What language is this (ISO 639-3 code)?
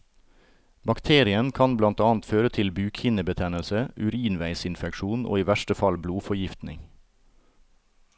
nor